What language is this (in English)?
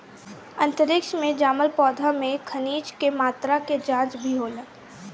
Bhojpuri